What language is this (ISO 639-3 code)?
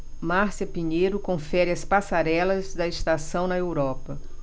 por